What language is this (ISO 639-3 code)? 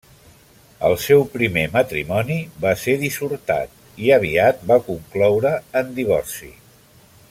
cat